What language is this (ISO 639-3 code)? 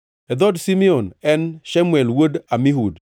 luo